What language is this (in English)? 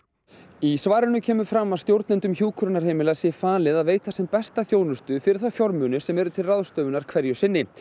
Icelandic